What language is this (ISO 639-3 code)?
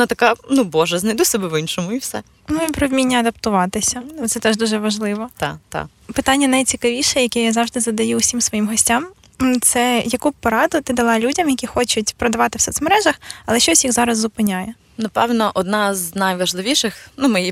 ukr